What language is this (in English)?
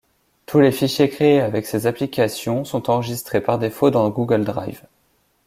French